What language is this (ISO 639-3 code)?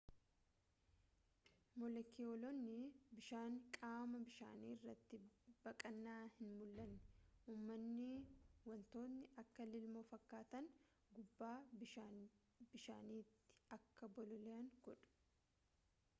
orm